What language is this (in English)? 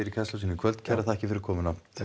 Icelandic